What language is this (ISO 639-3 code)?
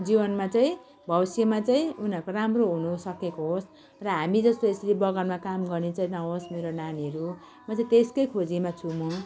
nep